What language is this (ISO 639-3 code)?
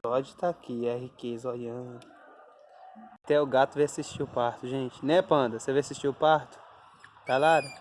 por